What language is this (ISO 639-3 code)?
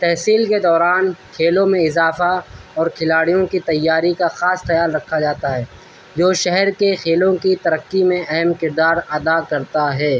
urd